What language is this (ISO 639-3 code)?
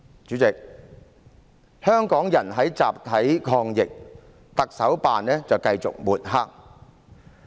yue